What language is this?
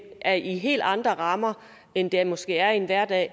Danish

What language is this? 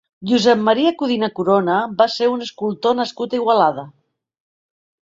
Catalan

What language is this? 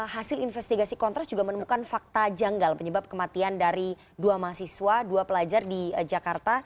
Indonesian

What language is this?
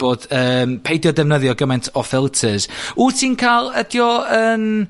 Welsh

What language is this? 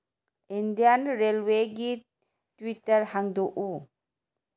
Manipuri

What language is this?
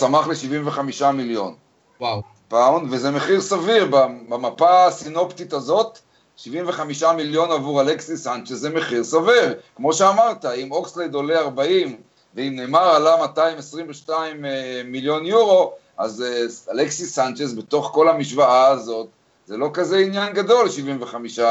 Hebrew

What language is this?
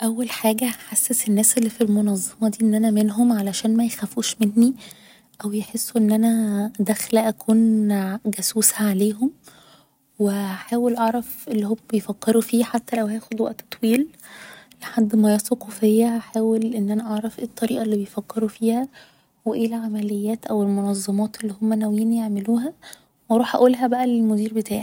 Egyptian Arabic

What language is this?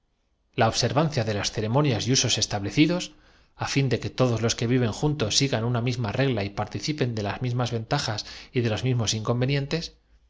Spanish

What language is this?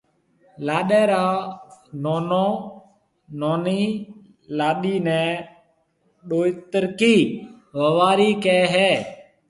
Marwari (Pakistan)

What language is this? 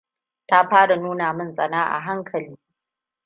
Hausa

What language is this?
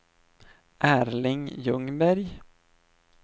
Swedish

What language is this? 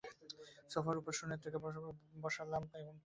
Bangla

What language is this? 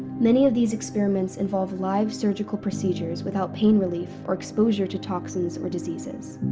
English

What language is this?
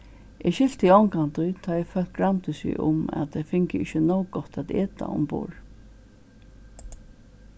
Faroese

